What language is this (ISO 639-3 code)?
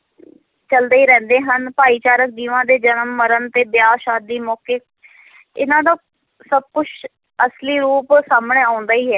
pan